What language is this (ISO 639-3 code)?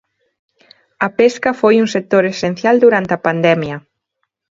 glg